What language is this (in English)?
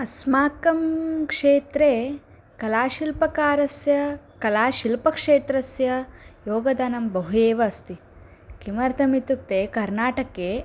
Sanskrit